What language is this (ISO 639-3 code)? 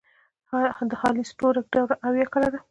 pus